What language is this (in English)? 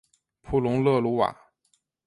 Chinese